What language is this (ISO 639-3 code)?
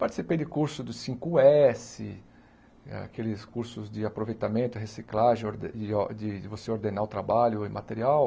por